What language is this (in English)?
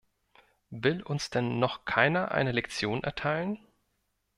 German